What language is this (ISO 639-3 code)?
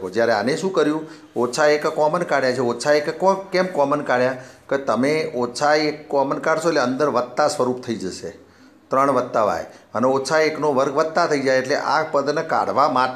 hin